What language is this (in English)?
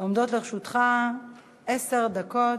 Hebrew